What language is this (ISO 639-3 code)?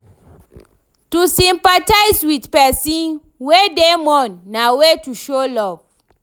pcm